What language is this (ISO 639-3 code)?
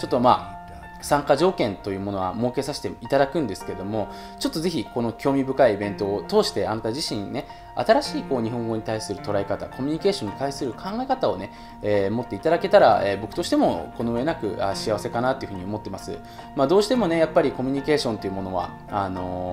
jpn